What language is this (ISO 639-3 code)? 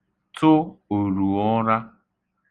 ibo